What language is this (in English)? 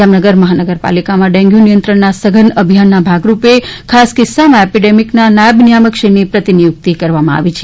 Gujarati